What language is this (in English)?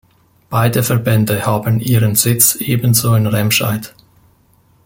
German